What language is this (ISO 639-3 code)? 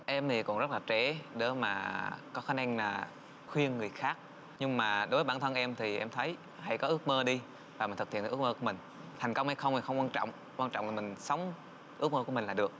vie